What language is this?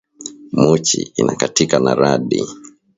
Swahili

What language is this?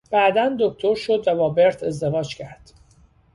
Persian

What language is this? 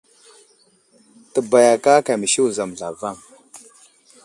Wuzlam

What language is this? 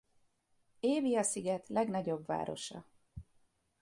Hungarian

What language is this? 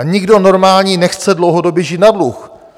Czech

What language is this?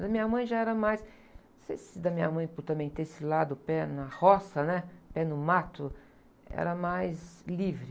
Portuguese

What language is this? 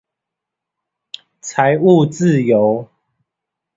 Chinese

